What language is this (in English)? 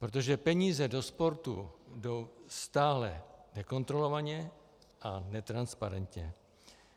Czech